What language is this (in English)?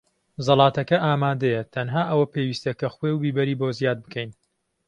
Central Kurdish